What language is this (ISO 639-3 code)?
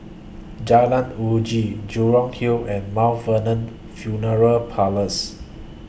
eng